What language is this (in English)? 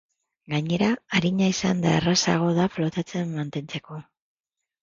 Basque